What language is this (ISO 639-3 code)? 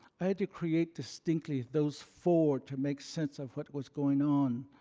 eng